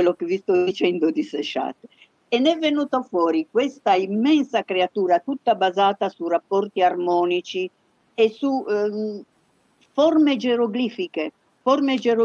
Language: Italian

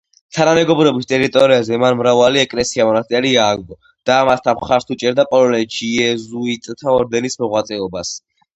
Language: Georgian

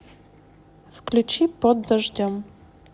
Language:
Russian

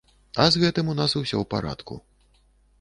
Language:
Belarusian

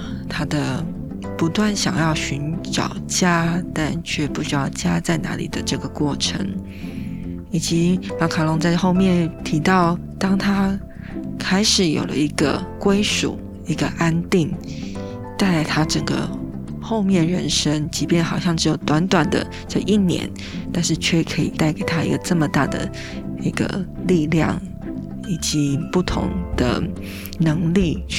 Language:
Chinese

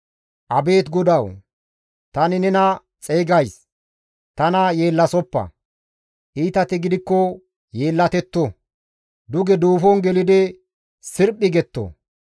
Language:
Gamo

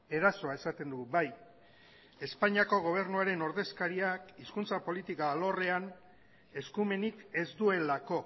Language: Basque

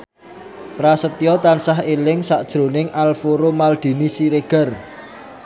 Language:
Javanese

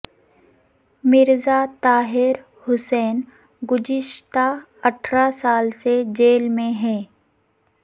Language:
Urdu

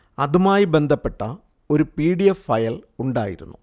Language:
Malayalam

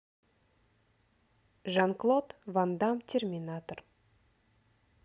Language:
Russian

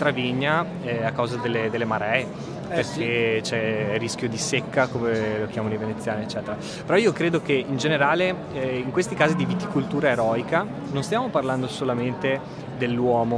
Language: Italian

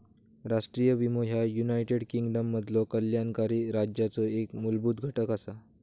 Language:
Marathi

